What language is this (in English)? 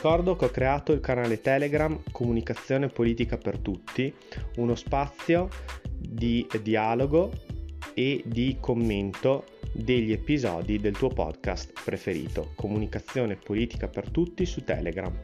Italian